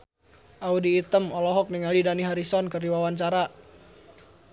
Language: Sundanese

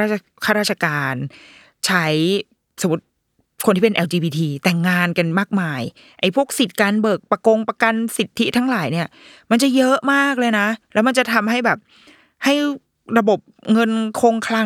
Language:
Thai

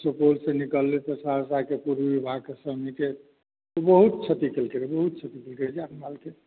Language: Maithili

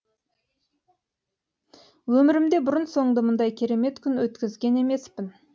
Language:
Kazakh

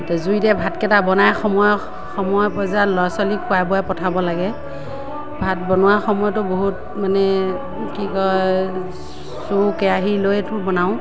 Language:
Assamese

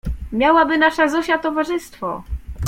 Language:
Polish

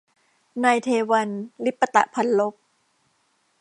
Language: Thai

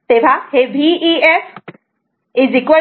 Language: Marathi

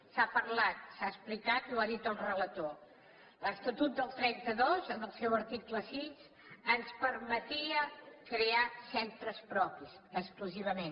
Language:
Catalan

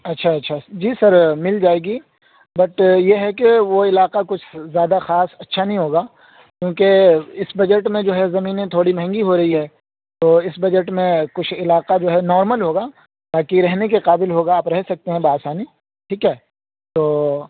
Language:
Urdu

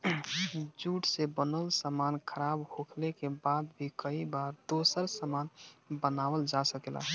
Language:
Bhojpuri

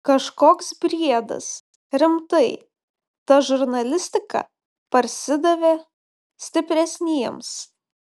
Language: Lithuanian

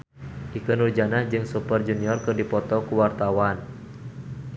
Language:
Sundanese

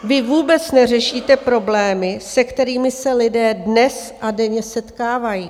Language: Czech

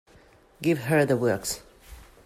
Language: English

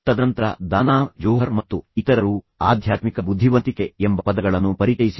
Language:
Kannada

